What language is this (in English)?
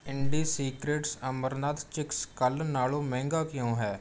Punjabi